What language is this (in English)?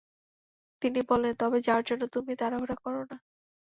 Bangla